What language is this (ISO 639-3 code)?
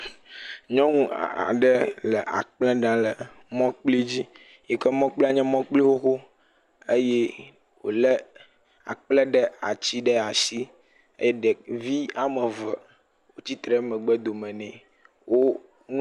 ewe